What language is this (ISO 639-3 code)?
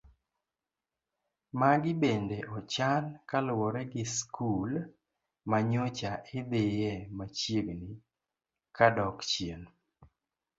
luo